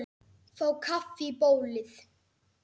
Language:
Icelandic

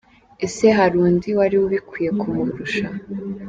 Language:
Kinyarwanda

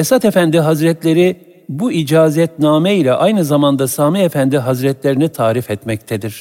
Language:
Turkish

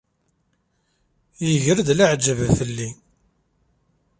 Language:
Kabyle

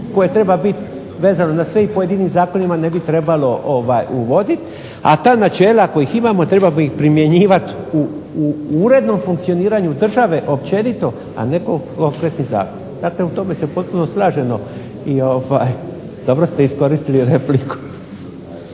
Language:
Croatian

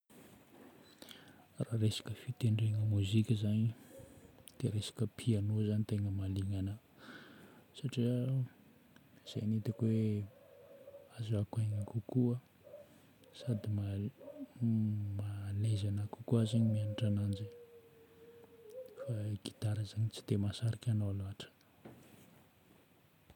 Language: Northern Betsimisaraka Malagasy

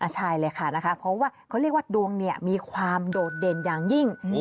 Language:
Thai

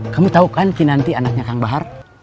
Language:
Indonesian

